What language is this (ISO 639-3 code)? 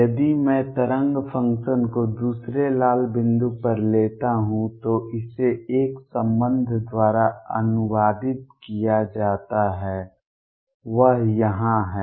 hin